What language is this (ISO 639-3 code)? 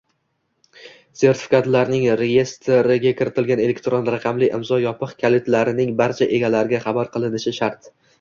uzb